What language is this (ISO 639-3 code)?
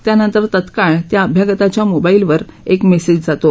mar